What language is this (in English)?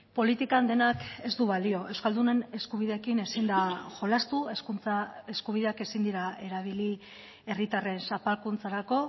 Basque